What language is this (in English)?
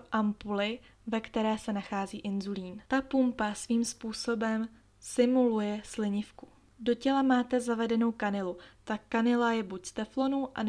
Czech